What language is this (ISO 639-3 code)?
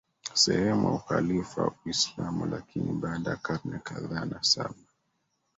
swa